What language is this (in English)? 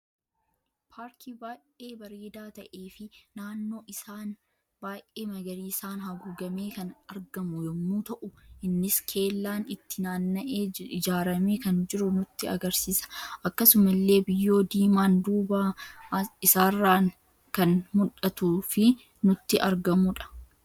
Oromo